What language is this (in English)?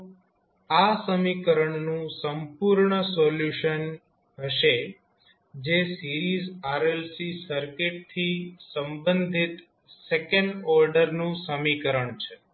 Gujarati